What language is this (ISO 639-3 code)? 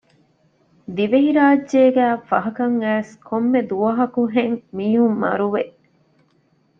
div